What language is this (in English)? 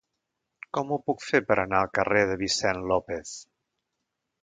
Catalan